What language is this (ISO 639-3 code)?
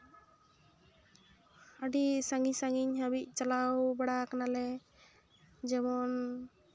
sat